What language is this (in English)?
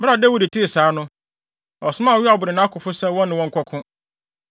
Akan